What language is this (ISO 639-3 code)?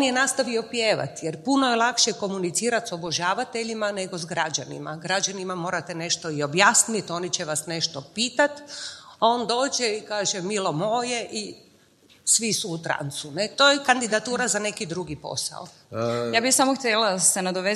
hrv